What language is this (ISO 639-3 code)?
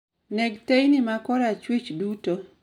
luo